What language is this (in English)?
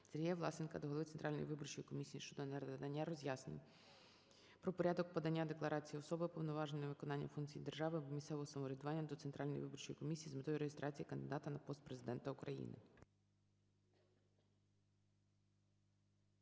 Ukrainian